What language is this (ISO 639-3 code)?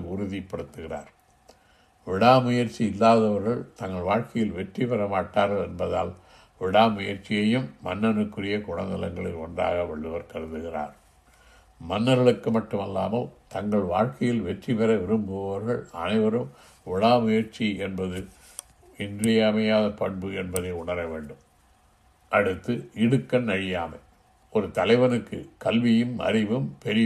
tam